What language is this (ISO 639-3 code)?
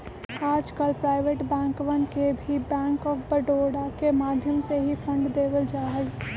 mag